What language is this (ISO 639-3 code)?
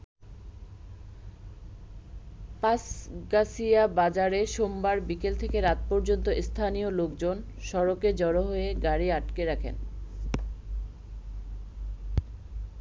ben